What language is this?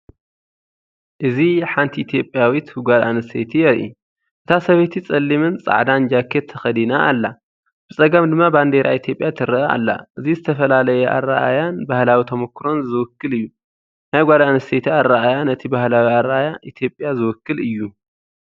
Tigrinya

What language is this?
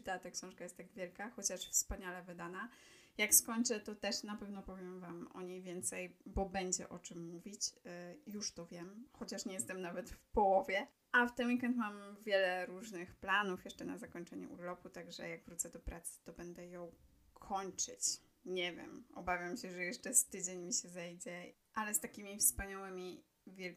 Polish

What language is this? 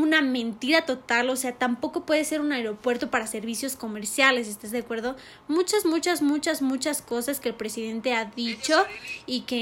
Spanish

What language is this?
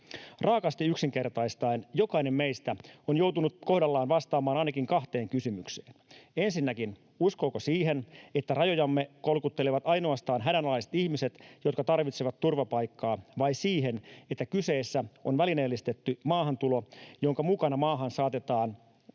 Finnish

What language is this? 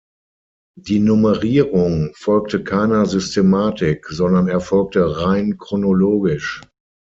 German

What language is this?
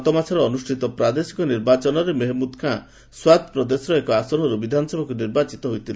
Odia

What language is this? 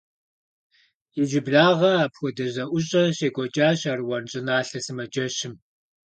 Kabardian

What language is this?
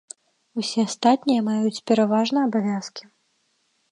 Belarusian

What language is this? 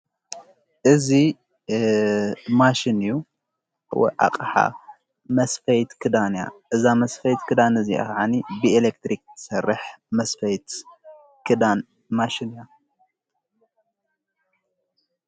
Tigrinya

